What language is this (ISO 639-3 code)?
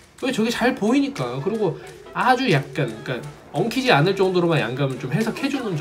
kor